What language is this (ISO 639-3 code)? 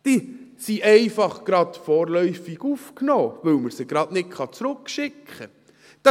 gsw